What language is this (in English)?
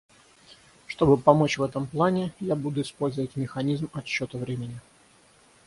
Russian